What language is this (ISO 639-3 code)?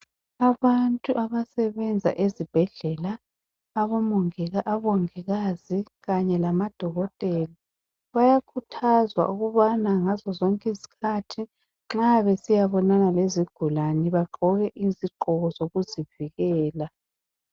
nde